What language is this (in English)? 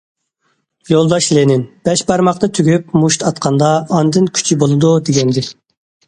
Uyghur